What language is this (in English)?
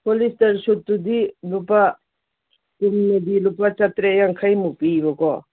Manipuri